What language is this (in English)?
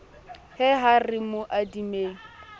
Southern Sotho